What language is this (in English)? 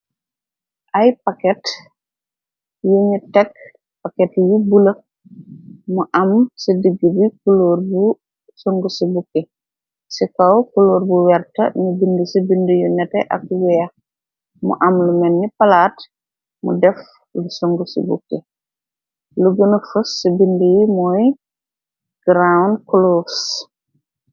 Wolof